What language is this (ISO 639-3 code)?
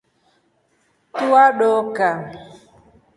rof